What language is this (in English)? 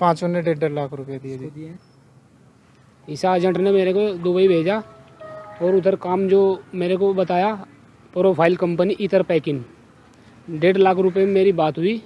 Hindi